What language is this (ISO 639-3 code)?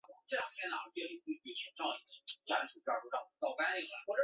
zho